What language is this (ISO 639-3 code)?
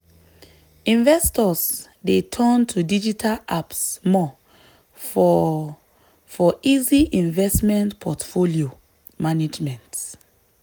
pcm